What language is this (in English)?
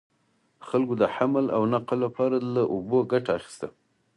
Pashto